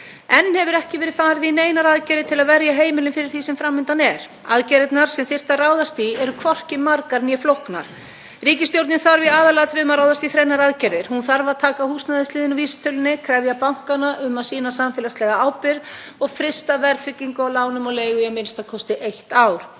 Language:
Icelandic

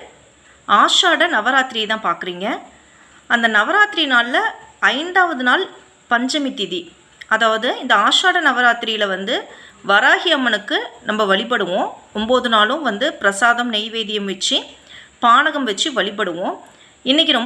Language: Tamil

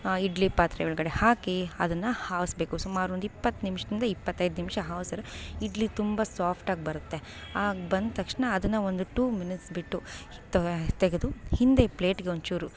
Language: Kannada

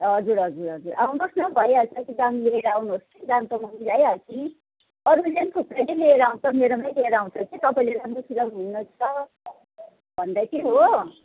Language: Nepali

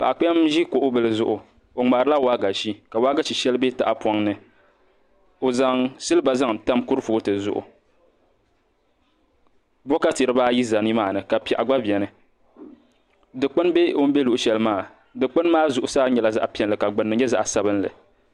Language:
Dagbani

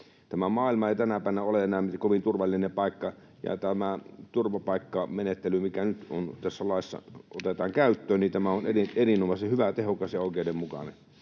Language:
Finnish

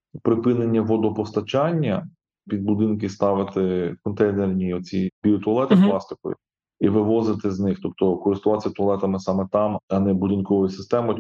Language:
Ukrainian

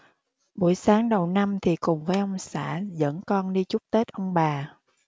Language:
Vietnamese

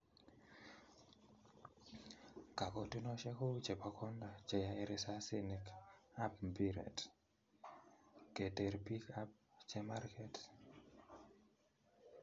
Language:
Kalenjin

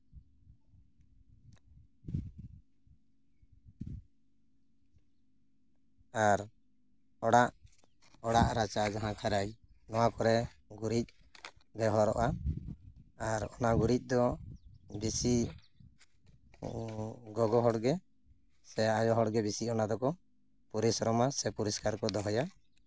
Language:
Santali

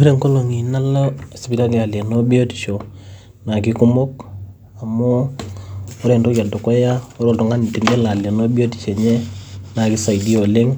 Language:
Masai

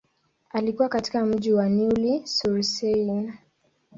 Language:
Swahili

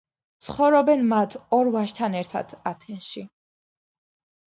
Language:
Georgian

